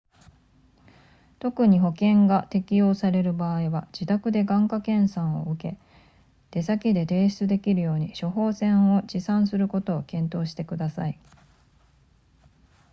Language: Japanese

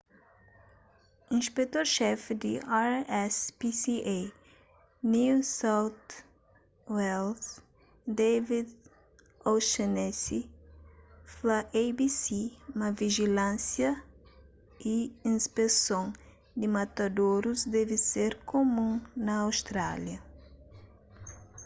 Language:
Kabuverdianu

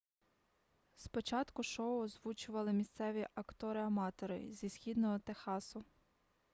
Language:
Ukrainian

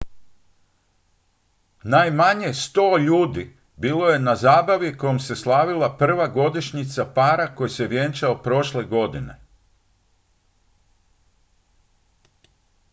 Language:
Croatian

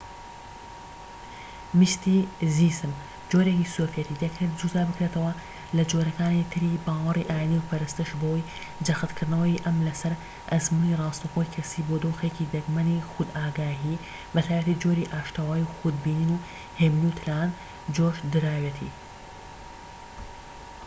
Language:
Central Kurdish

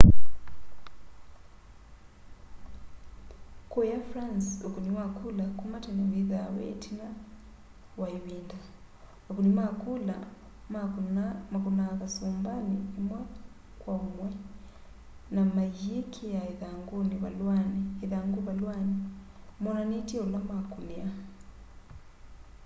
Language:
Kamba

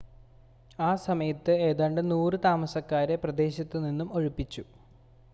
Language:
Malayalam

